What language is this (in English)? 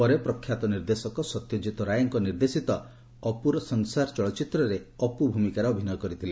Odia